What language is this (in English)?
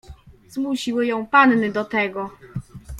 Polish